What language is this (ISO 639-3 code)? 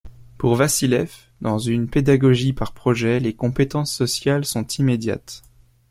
fra